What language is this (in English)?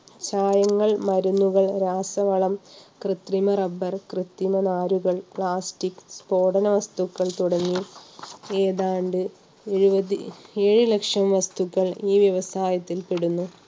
Malayalam